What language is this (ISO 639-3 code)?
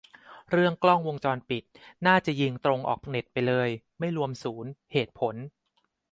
tha